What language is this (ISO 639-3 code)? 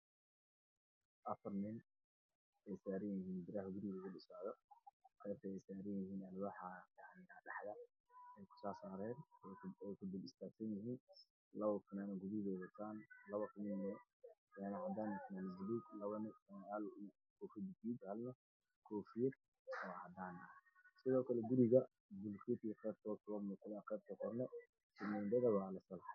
som